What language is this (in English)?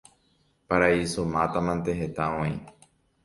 Guarani